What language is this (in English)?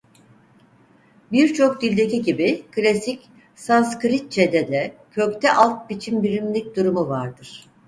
Turkish